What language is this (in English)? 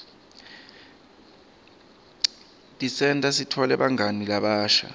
Swati